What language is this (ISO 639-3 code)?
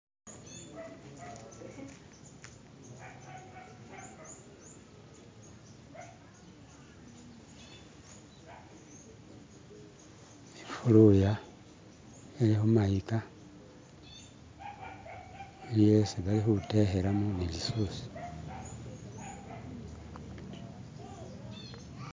myx